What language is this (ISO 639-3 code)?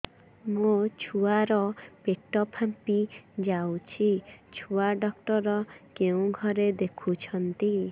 ori